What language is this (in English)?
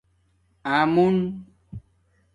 Domaaki